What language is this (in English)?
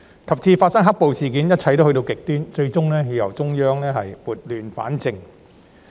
Cantonese